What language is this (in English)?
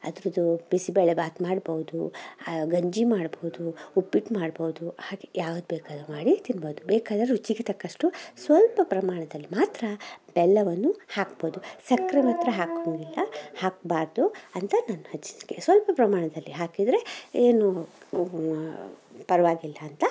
Kannada